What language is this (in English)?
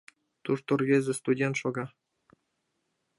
Mari